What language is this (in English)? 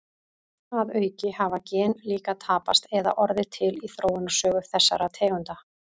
Icelandic